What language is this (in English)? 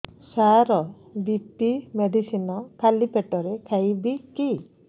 Odia